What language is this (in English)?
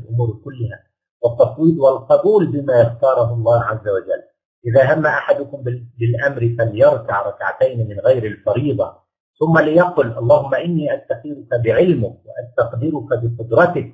Arabic